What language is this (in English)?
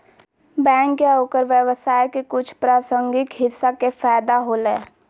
Magahi